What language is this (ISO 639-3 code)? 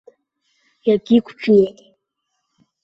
abk